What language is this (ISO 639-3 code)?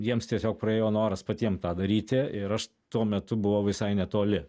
lit